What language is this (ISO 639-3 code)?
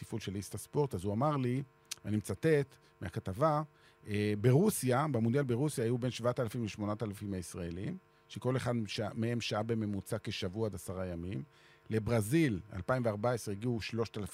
heb